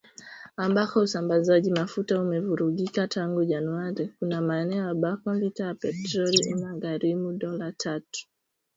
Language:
Swahili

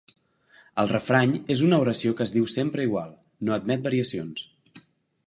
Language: Catalan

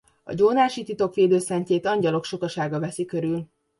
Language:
Hungarian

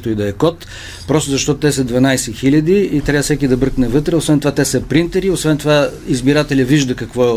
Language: Bulgarian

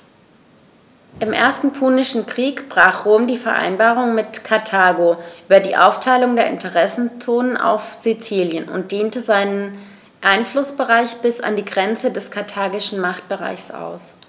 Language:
German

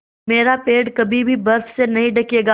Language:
Hindi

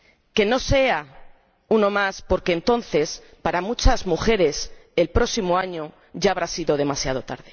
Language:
Spanish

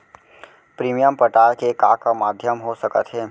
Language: Chhattisgarhi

